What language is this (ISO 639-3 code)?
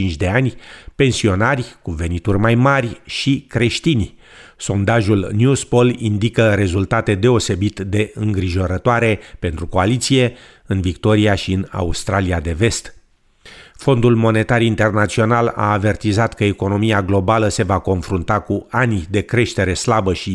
ron